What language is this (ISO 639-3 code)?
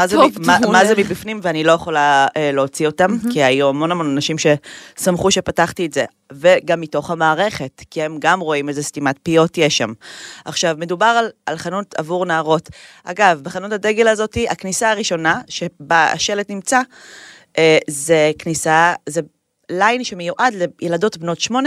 heb